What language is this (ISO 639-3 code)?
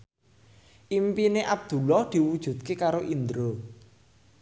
jav